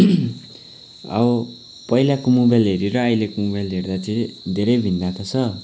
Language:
Nepali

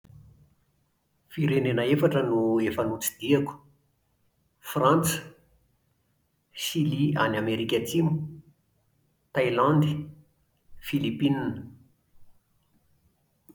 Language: Malagasy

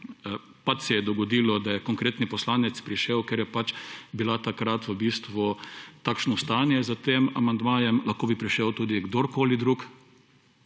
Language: Slovenian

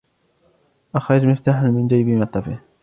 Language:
Arabic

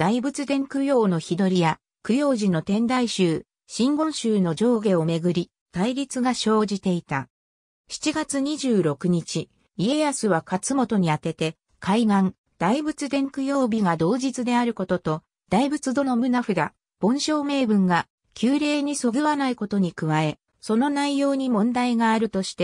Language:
Japanese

